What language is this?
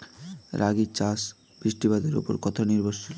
Bangla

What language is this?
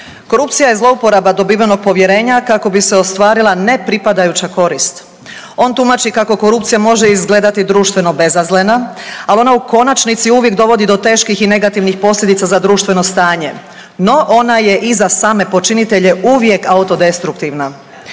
Croatian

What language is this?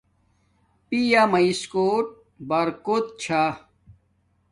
Domaaki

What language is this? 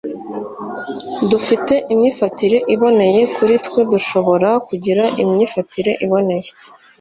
Kinyarwanda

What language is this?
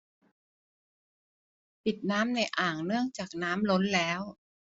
Thai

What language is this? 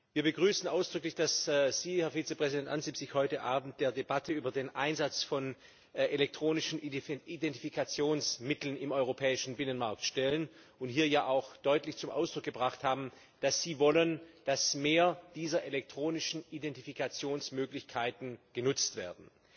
German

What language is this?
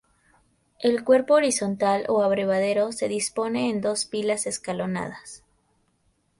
Spanish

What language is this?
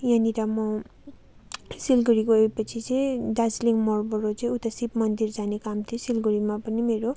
Nepali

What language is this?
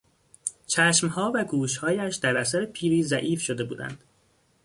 Persian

